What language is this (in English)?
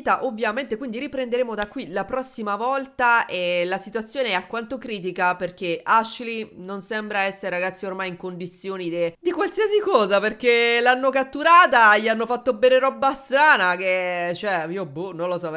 Italian